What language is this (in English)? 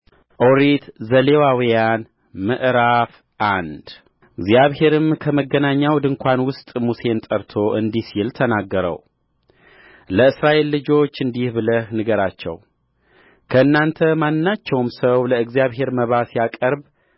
Amharic